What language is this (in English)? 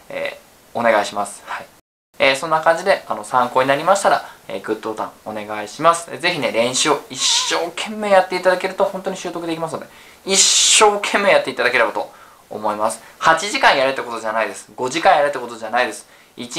Japanese